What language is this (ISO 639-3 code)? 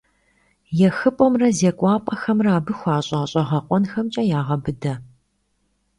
kbd